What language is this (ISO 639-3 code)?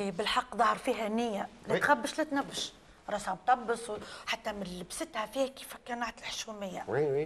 ara